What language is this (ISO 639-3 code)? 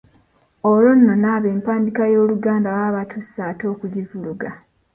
lug